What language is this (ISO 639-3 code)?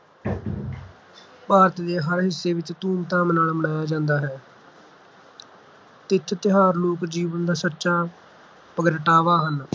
pan